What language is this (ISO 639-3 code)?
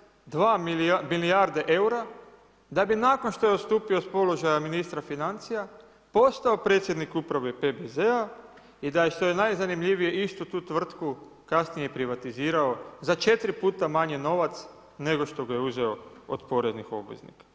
hrv